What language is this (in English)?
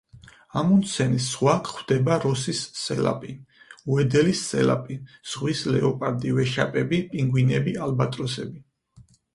Georgian